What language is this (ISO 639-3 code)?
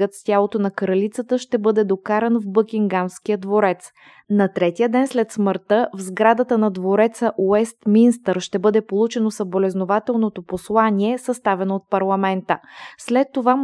bul